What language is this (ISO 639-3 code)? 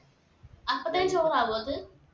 mal